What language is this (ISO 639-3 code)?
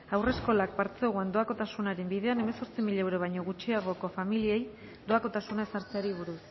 eus